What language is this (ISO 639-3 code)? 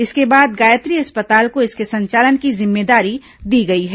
hin